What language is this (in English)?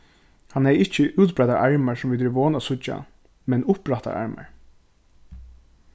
Faroese